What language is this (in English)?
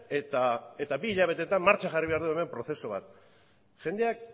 Basque